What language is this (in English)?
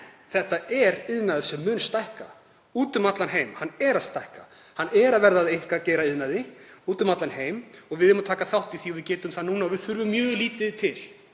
Icelandic